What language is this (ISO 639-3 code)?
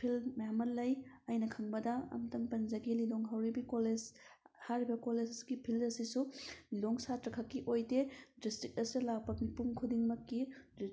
mni